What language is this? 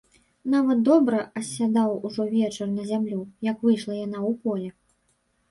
Belarusian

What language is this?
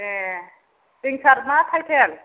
Bodo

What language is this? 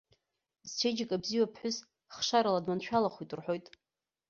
Abkhazian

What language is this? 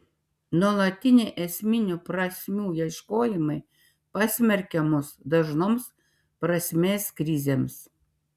Lithuanian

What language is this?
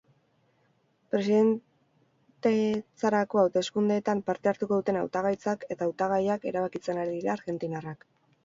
Basque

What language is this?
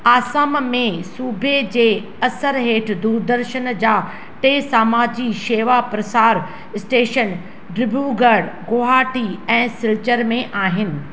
Sindhi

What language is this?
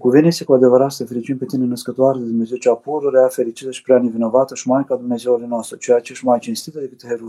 Romanian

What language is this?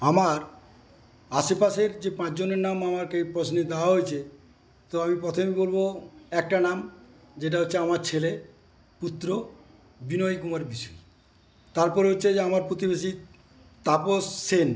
Bangla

